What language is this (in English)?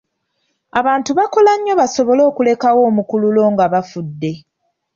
Ganda